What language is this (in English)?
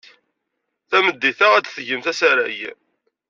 Kabyle